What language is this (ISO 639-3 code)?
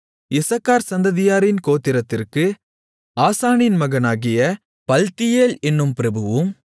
tam